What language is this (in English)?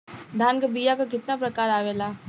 Bhojpuri